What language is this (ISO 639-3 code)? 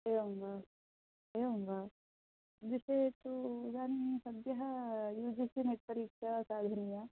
san